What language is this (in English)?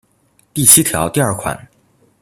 Chinese